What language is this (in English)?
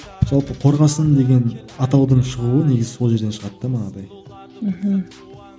Kazakh